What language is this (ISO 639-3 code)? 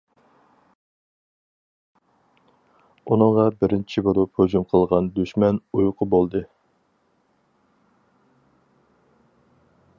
uig